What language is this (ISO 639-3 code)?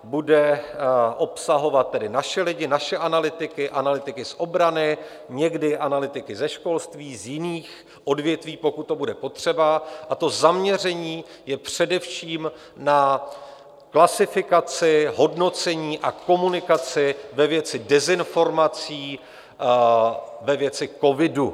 ces